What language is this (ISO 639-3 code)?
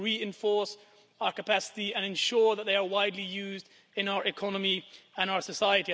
eng